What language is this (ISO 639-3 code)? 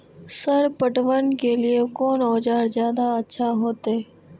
mai